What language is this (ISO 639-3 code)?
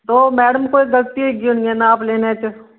doi